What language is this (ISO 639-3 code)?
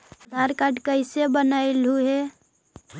mag